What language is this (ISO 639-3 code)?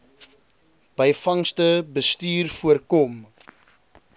afr